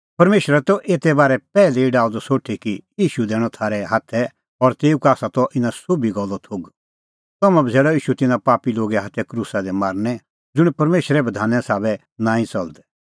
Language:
Kullu Pahari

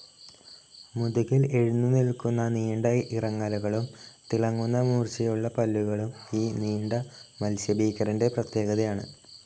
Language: Malayalam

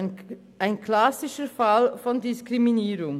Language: Swiss German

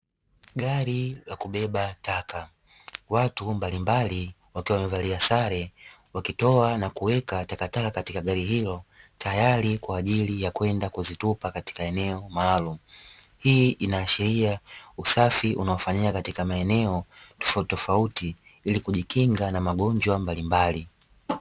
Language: Swahili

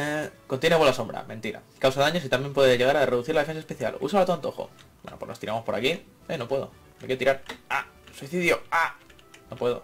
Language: Spanish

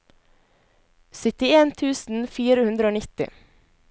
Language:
Norwegian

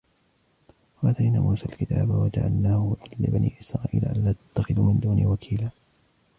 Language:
Arabic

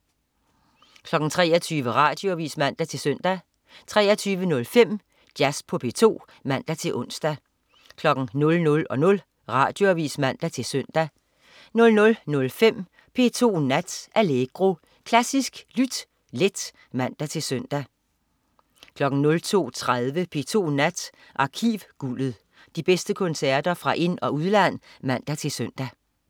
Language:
Danish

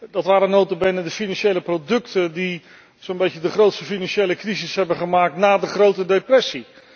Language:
Dutch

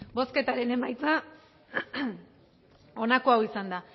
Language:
Basque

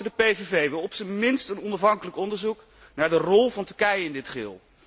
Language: Dutch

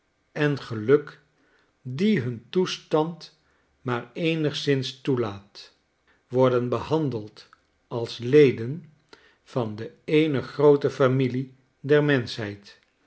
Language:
Dutch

